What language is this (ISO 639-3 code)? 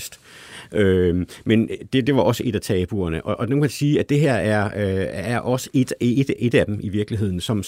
dan